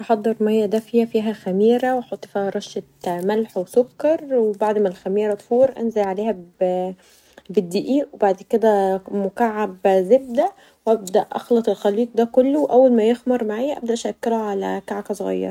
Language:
Egyptian Arabic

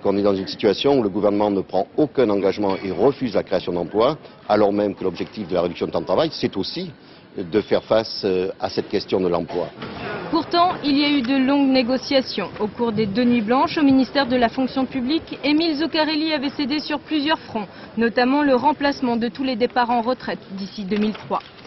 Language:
French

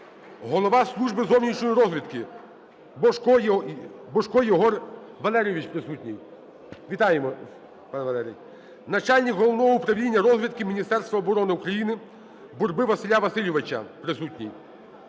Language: Ukrainian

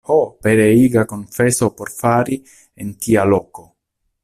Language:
Esperanto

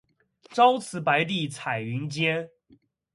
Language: Chinese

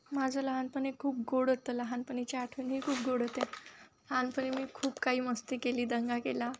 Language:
Marathi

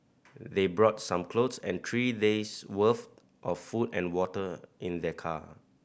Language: English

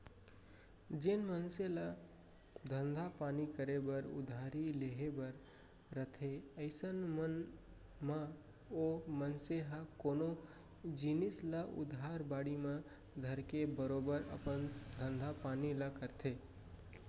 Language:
Chhattisgarhi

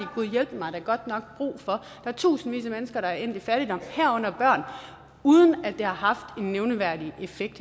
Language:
Danish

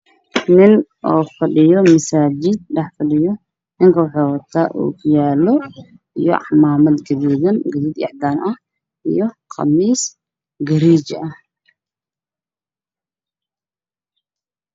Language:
Somali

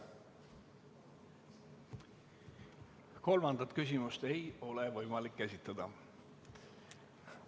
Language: Estonian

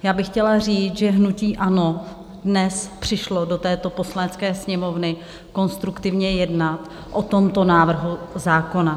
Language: Czech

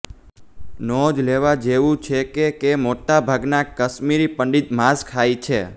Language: Gujarati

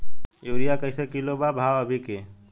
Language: Bhojpuri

